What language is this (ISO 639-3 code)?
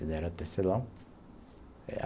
por